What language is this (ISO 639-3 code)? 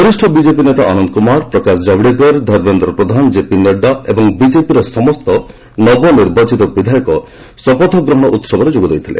ori